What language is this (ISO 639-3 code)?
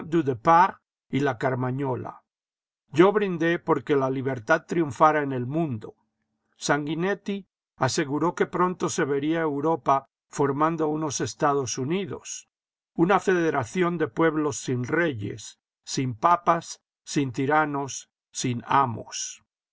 spa